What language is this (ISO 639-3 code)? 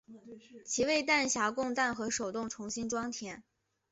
zho